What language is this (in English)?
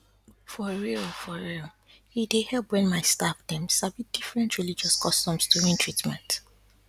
Nigerian Pidgin